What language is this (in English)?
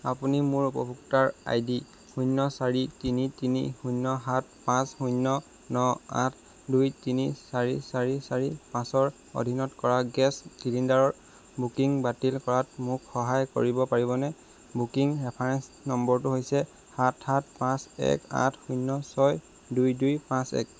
Assamese